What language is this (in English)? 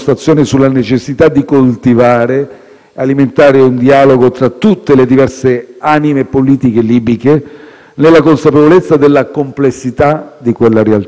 Italian